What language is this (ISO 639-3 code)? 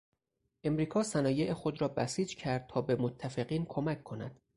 fas